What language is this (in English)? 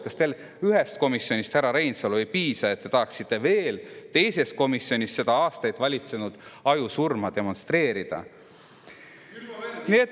Estonian